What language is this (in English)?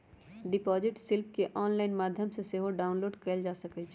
Magahi